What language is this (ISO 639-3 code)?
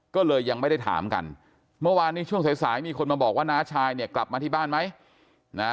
tha